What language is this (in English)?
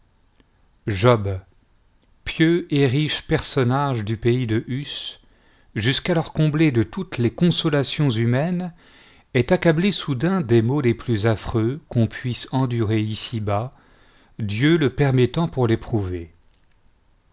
French